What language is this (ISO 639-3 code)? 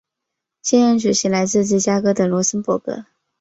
zho